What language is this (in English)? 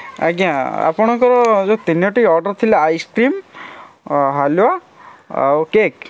Odia